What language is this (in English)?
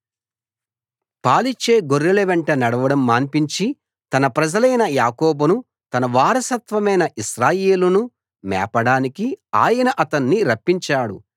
Telugu